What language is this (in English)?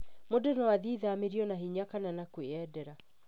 Kikuyu